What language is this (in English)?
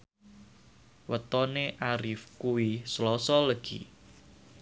Javanese